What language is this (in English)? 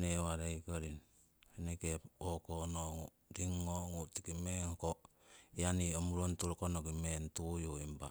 Siwai